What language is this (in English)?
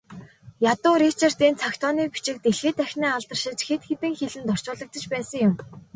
Mongolian